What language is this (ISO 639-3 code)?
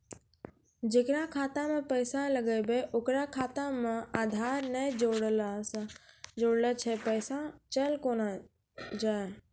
mai